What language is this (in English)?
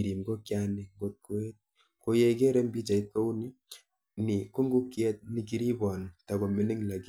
Kalenjin